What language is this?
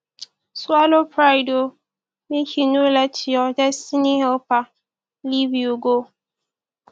Nigerian Pidgin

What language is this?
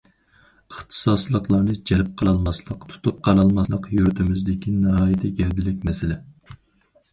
Uyghur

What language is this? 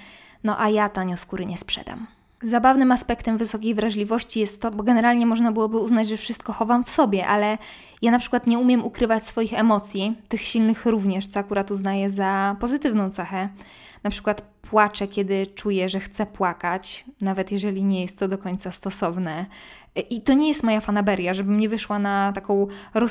Polish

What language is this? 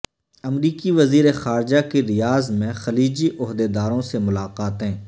Urdu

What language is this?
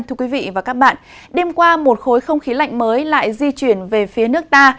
Vietnamese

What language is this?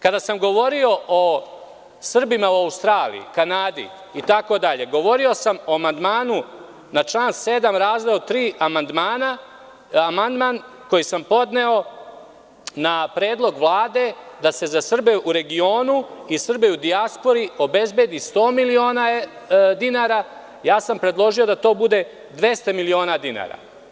Serbian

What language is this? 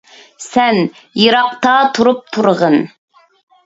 Uyghur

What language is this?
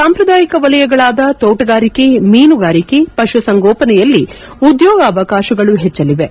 Kannada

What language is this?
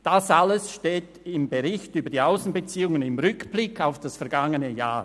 Swiss German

